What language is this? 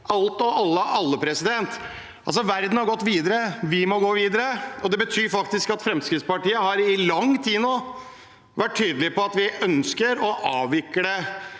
Norwegian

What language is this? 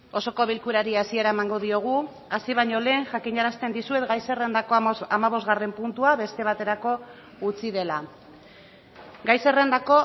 Basque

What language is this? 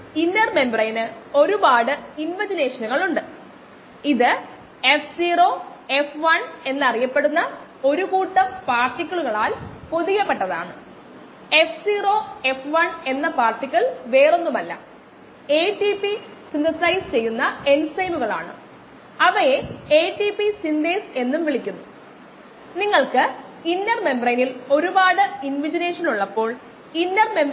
Malayalam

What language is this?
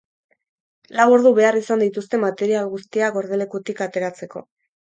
Basque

